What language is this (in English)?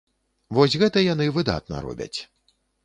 Belarusian